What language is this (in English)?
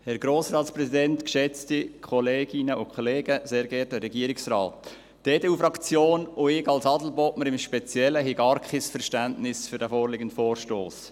Swiss German